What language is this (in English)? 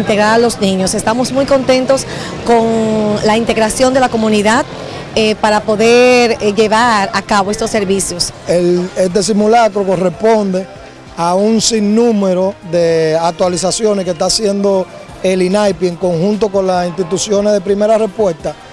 Spanish